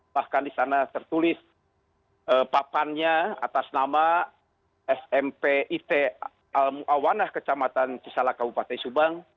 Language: Indonesian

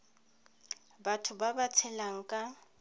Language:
Tswana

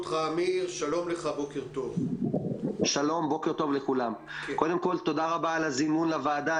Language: Hebrew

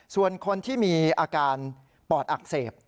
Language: Thai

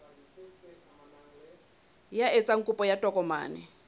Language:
Southern Sotho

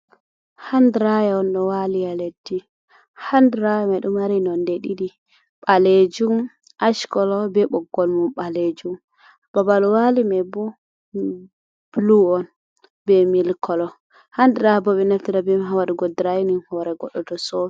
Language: Fula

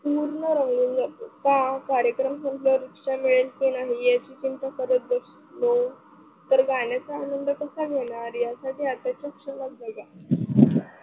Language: Marathi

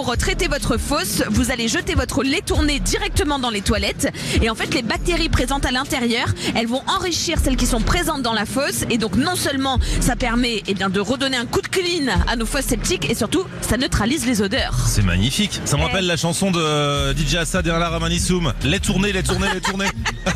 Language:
French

